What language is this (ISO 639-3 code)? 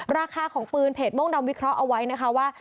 tha